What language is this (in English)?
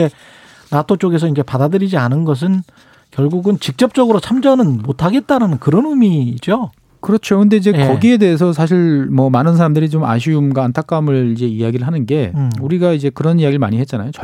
Korean